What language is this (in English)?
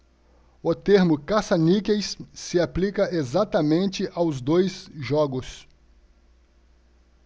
Portuguese